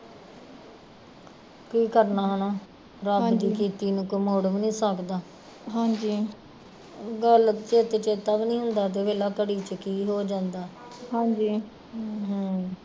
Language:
Punjabi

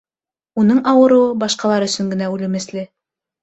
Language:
Bashkir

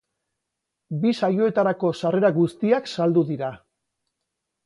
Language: Basque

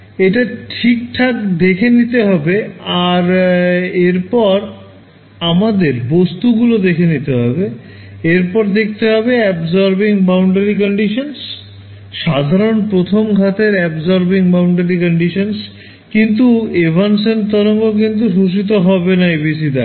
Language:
Bangla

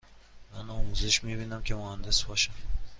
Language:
Persian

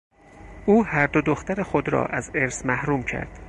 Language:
Persian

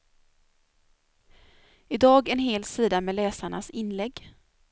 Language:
Swedish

